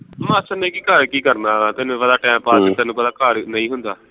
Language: Punjabi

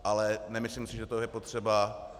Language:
Czech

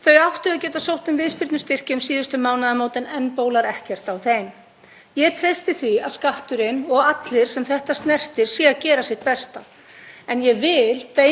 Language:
Icelandic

